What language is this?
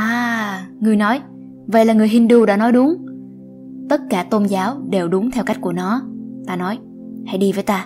Vietnamese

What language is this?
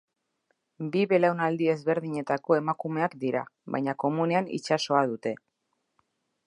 Basque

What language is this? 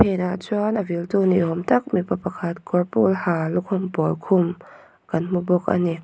Mizo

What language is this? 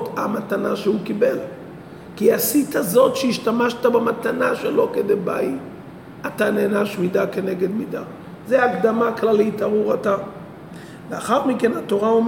Hebrew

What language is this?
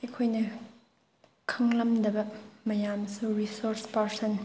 Manipuri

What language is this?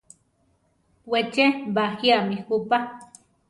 Central Tarahumara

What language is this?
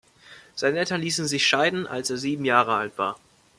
German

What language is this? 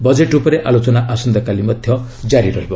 Odia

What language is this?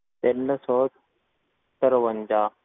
Punjabi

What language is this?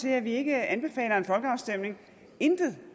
Danish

